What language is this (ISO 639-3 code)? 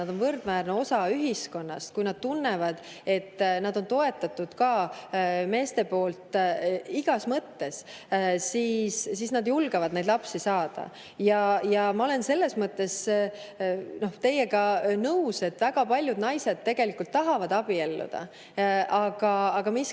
est